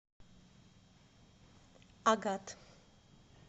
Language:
Russian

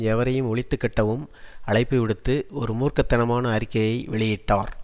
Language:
Tamil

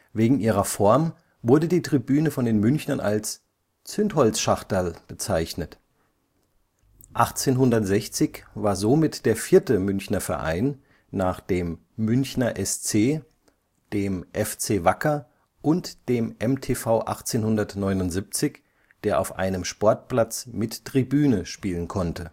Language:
German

